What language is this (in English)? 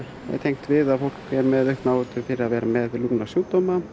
Icelandic